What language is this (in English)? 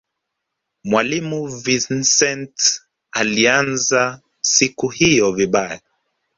Swahili